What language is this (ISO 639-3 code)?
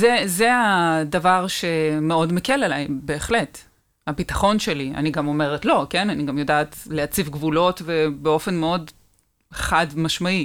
heb